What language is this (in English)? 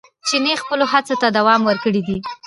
Pashto